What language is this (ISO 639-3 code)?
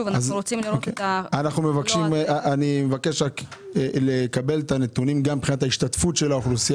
heb